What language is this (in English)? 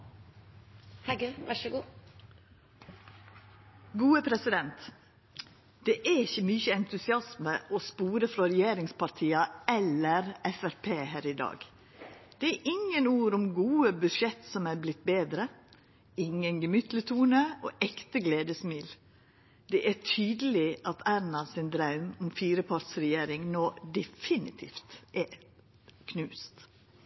Norwegian Nynorsk